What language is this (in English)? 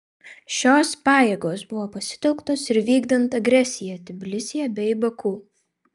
Lithuanian